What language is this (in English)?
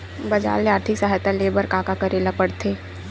Chhattisgarhi